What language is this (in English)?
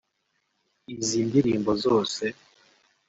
Kinyarwanda